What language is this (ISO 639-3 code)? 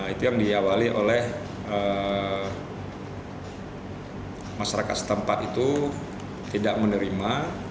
ind